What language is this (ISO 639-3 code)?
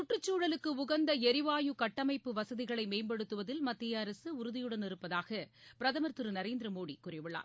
tam